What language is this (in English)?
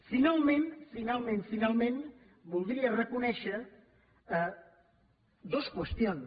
Catalan